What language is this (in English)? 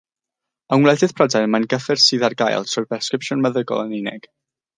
Welsh